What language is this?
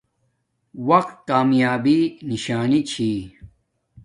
Domaaki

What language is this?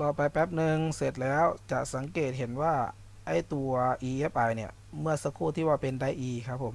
Thai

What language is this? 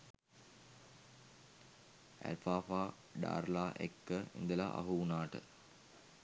Sinhala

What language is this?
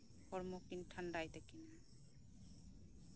Santali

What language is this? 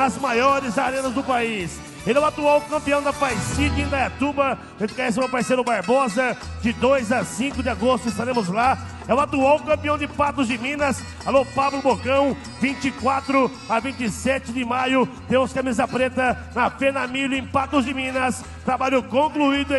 Portuguese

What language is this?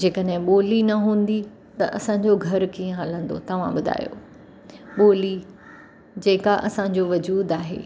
Sindhi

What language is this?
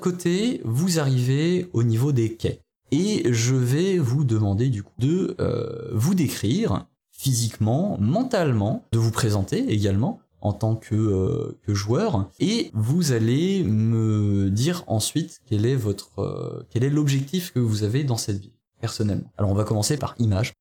French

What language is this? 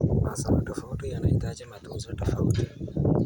Kalenjin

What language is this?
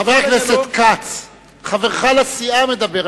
Hebrew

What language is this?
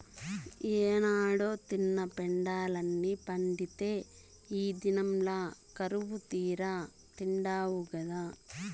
Telugu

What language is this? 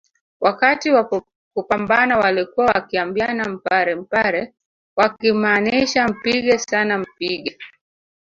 Swahili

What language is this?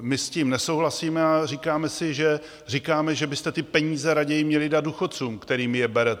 Czech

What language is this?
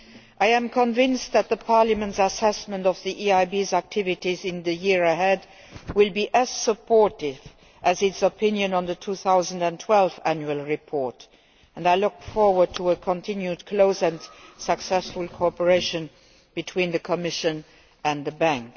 English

